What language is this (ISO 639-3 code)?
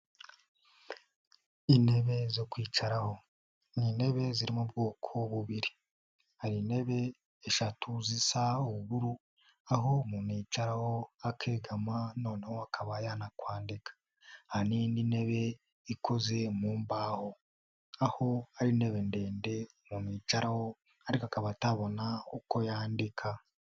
kin